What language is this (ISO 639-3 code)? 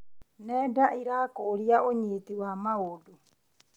kik